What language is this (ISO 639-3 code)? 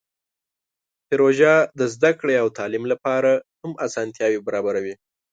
pus